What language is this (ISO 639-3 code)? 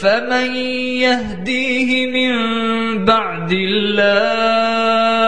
ara